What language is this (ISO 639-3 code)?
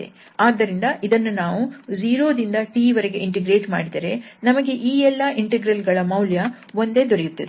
kan